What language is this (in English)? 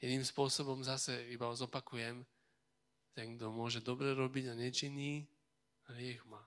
Slovak